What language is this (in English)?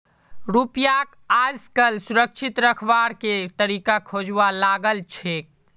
Magahi